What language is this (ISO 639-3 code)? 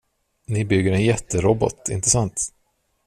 swe